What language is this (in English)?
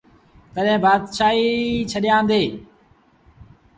Sindhi Bhil